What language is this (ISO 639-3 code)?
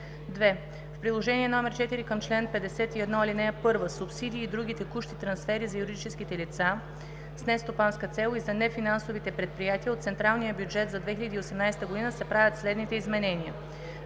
bul